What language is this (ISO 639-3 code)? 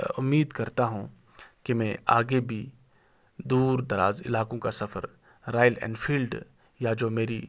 urd